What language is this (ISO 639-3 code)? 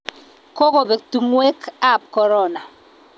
kln